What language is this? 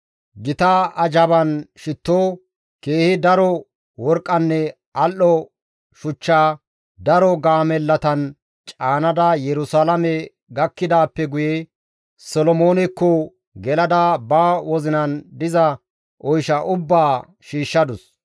Gamo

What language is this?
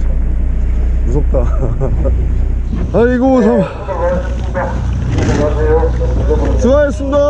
Korean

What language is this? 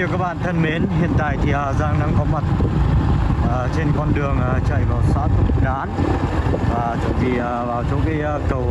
Vietnamese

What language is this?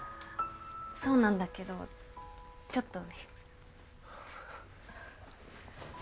Japanese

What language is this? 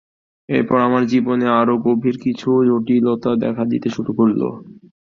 Bangla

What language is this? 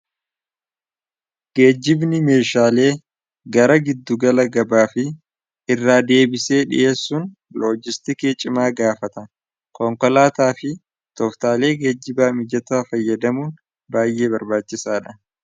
Oromo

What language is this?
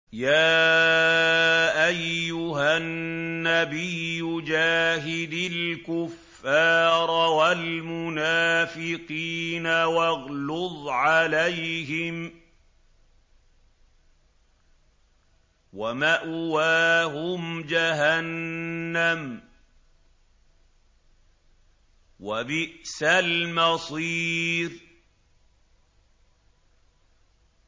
Arabic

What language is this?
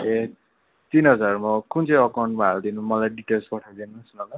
Nepali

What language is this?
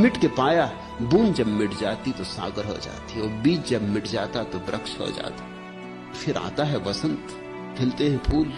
Hindi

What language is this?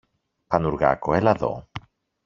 Greek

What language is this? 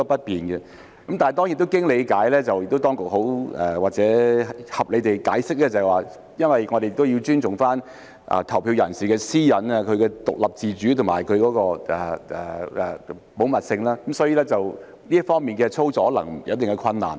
Cantonese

